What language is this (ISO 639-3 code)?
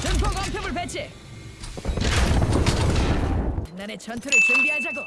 kor